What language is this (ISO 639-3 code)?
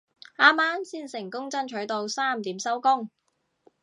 yue